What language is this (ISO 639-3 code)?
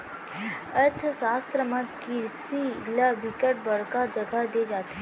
hne